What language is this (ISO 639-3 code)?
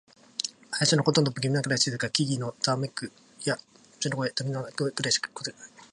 jpn